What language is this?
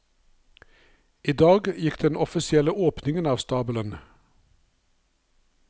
Norwegian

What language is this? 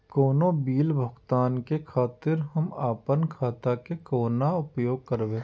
Maithili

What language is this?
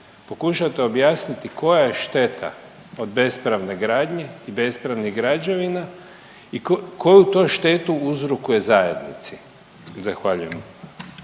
Croatian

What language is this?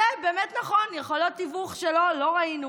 Hebrew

